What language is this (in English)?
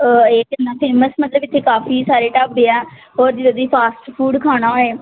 Punjabi